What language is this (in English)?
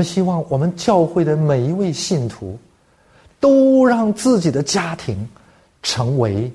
Chinese